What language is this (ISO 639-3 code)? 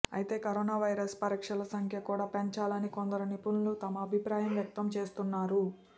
tel